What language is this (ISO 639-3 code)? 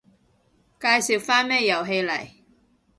yue